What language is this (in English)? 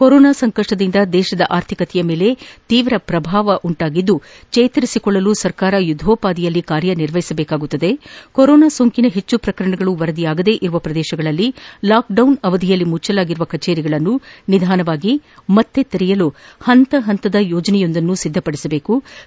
Kannada